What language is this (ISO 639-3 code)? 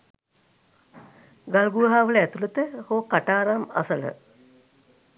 sin